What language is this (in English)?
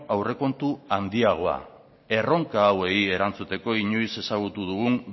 Basque